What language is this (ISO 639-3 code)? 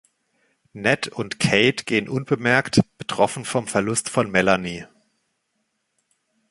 deu